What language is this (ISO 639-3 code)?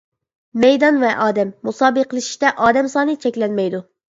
uig